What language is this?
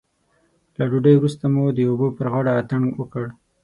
Pashto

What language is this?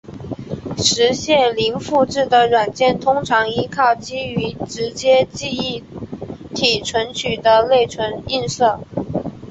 Chinese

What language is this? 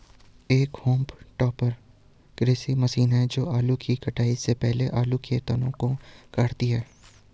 Hindi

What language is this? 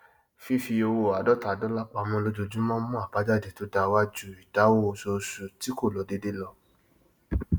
Yoruba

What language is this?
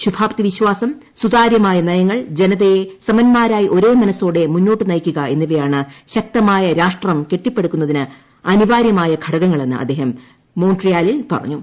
Malayalam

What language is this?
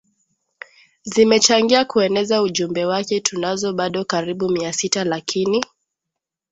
Swahili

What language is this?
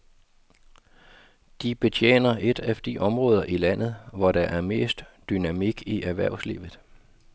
Danish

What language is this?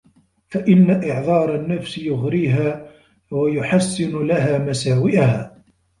Arabic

